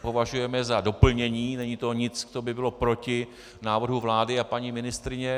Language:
Czech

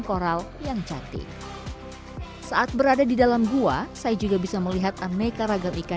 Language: Indonesian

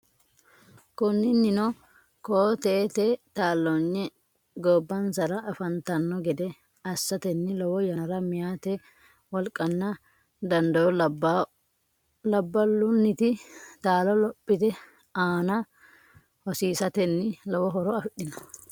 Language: Sidamo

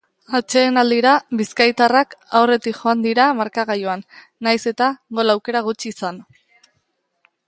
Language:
Basque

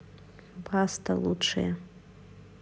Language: Russian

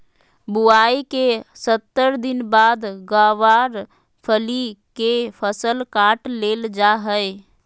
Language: Magahi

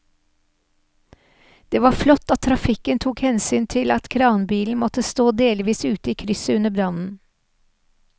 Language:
Norwegian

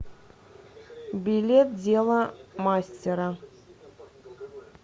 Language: Russian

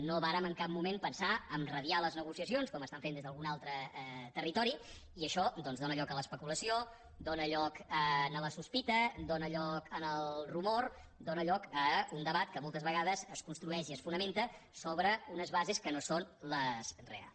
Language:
Catalan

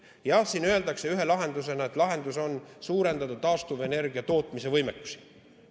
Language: Estonian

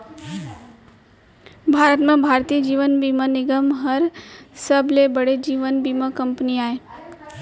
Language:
Chhattisgarhi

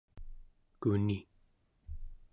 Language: Central Yupik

